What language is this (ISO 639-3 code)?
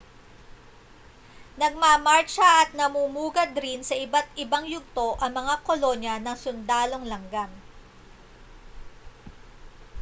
fil